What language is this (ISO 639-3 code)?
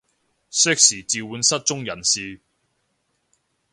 yue